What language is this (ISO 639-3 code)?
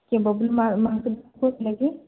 ori